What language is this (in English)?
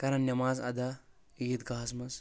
Kashmiri